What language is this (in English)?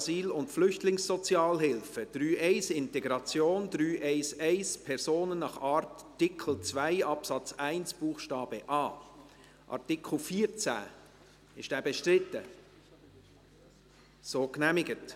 Swiss German